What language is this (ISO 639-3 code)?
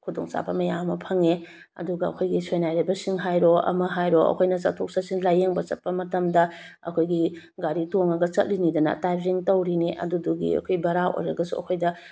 mni